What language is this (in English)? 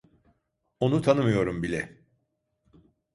Turkish